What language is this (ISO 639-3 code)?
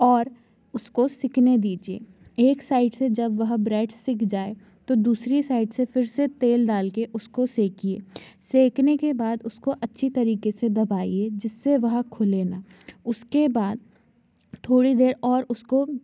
hin